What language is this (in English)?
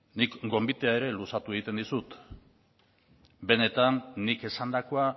Basque